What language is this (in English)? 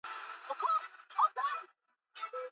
Swahili